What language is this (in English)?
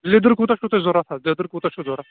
Kashmiri